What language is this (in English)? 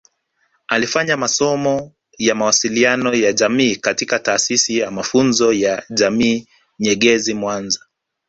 Swahili